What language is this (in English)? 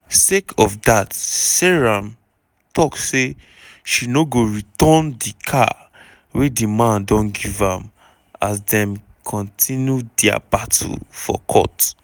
Nigerian Pidgin